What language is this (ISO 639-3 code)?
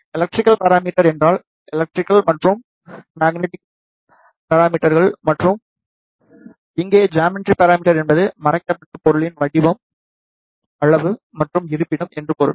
tam